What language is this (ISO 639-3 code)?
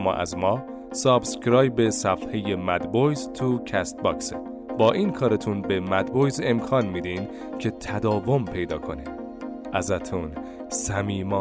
fas